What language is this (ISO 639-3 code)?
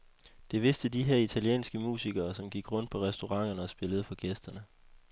dan